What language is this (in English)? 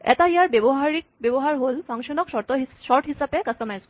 Assamese